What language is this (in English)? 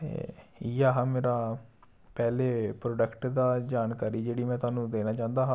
Dogri